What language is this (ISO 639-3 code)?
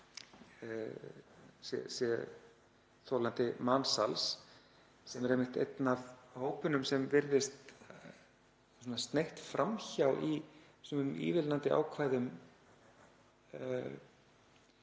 isl